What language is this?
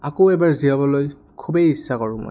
Assamese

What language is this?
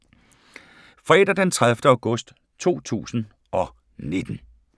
Danish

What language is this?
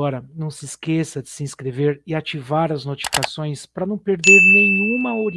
Portuguese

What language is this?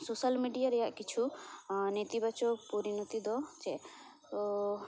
Santali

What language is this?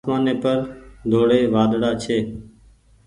Goaria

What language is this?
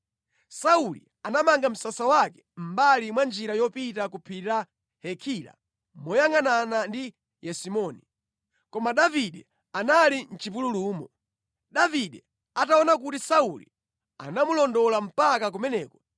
Nyanja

